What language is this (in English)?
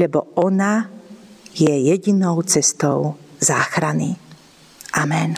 Slovak